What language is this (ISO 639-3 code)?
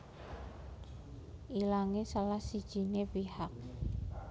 jav